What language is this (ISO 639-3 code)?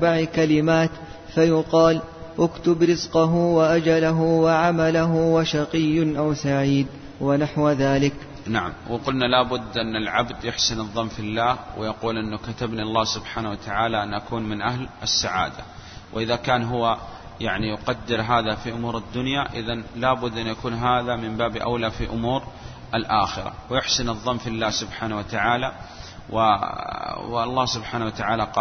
ara